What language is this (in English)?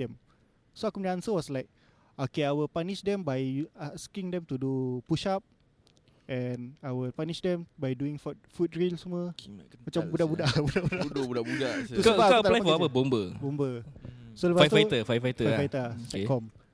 Malay